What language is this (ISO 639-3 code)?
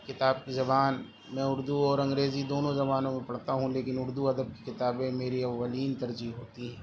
urd